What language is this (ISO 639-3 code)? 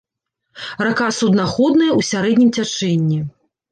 bel